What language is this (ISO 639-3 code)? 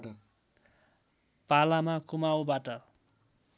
nep